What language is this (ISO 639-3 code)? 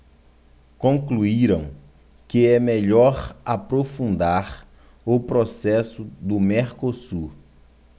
por